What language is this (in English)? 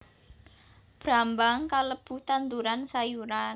Javanese